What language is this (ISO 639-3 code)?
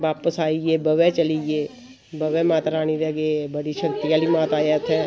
doi